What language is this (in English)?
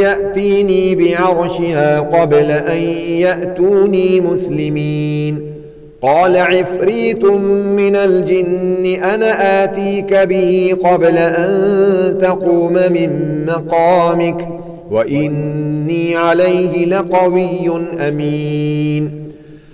Arabic